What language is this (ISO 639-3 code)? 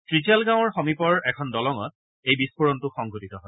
asm